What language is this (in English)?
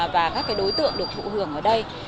Vietnamese